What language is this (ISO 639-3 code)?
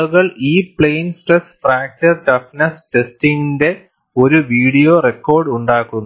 mal